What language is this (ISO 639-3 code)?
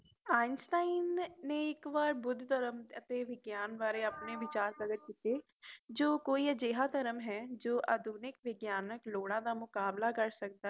pan